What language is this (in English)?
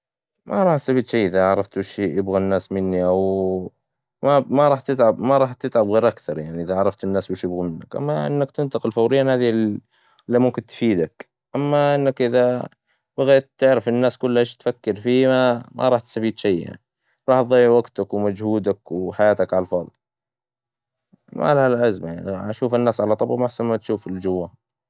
Hijazi Arabic